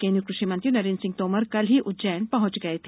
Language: Hindi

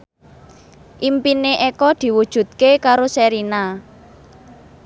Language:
Javanese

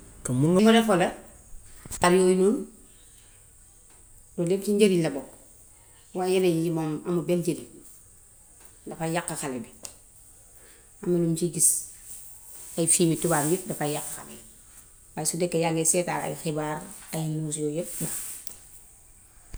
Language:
Gambian Wolof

